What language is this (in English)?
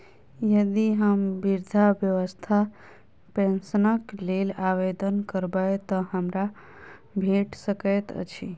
Maithili